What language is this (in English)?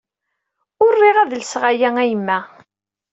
Kabyle